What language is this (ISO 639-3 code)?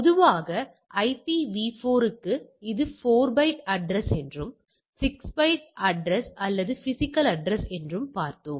tam